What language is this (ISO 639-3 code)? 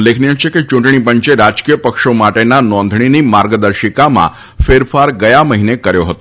guj